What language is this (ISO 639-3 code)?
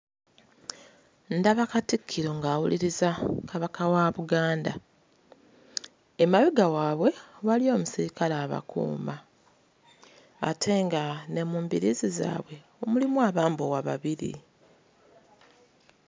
lug